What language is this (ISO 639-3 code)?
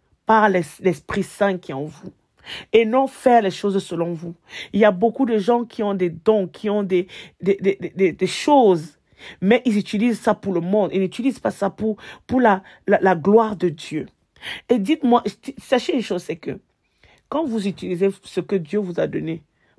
fra